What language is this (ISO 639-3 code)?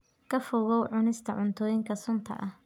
som